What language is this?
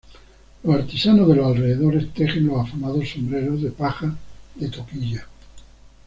Spanish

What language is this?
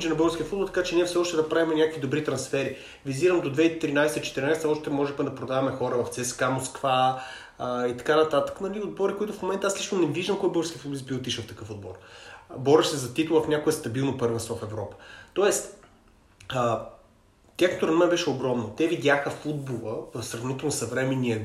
Bulgarian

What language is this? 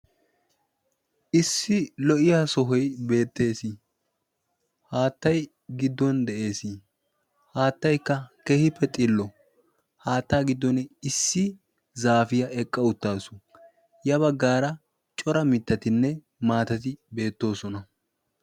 Wolaytta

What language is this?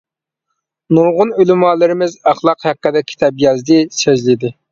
Uyghur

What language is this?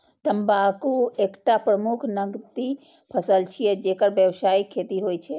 Maithili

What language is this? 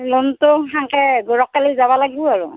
Assamese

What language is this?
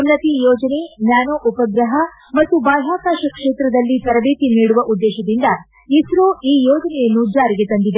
Kannada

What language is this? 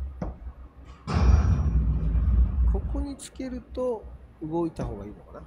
Japanese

